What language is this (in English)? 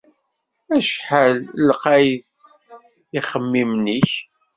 Kabyle